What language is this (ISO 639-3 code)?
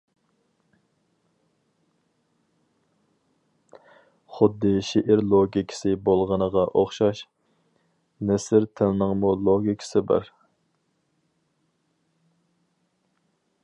uig